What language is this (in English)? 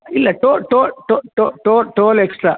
Kannada